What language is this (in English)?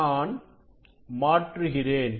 Tamil